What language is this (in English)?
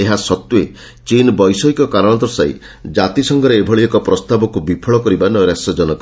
Odia